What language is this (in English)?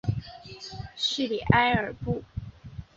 Chinese